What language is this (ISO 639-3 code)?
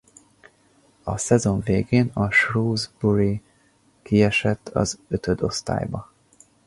hun